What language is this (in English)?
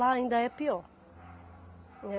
Portuguese